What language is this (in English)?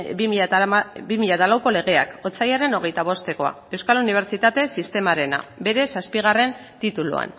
Basque